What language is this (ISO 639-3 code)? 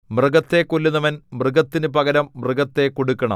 mal